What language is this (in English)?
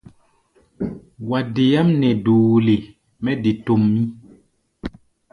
Gbaya